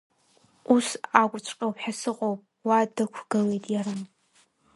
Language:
Abkhazian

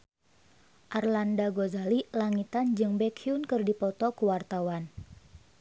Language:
Sundanese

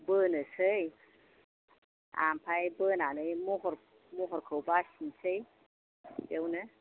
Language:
Bodo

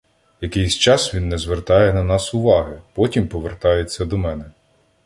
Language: Ukrainian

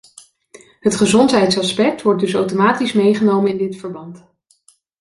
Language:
Dutch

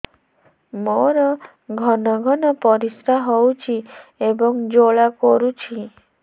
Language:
Odia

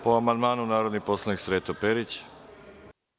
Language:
Serbian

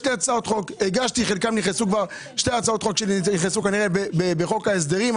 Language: Hebrew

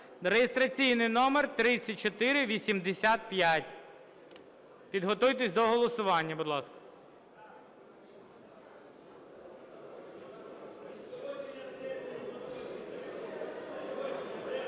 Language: Ukrainian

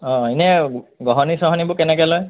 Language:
Assamese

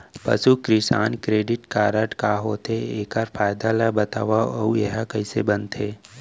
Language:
Chhattisgarhi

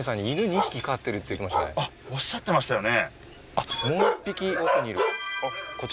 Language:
Japanese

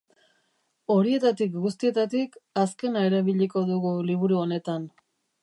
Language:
Basque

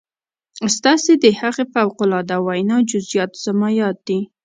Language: Pashto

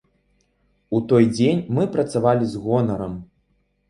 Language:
Belarusian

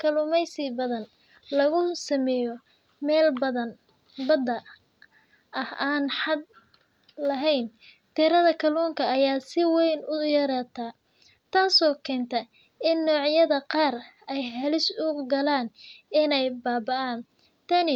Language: Somali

